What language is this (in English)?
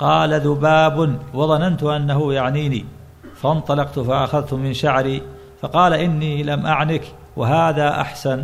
Arabic